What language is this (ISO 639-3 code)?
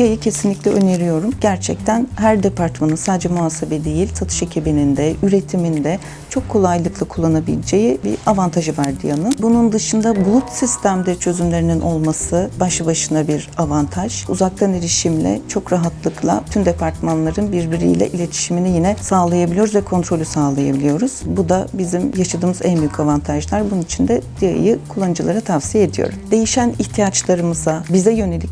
tur